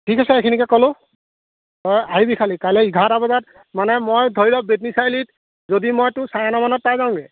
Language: Assamese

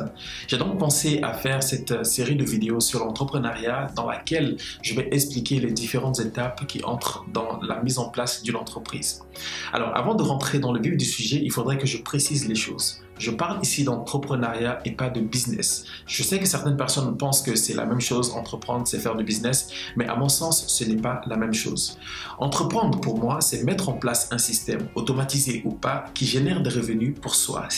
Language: French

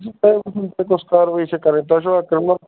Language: Kashmiri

